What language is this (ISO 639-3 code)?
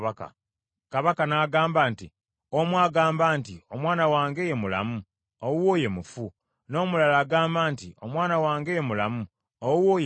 lug